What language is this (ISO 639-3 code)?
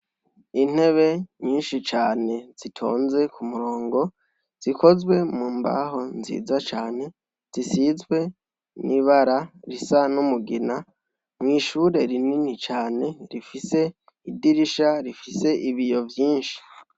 run